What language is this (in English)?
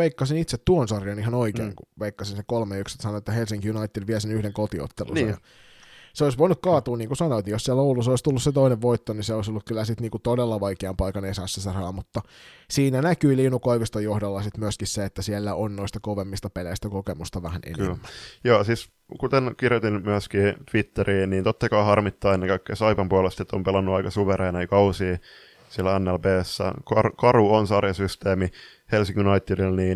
Finnish